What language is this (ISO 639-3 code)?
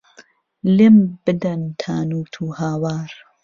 ckb